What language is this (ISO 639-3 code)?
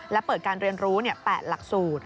tha